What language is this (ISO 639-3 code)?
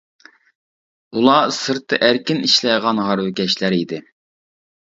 uig